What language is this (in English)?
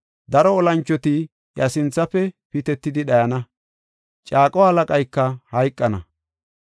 Gofa